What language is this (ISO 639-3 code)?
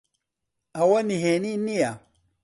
ckb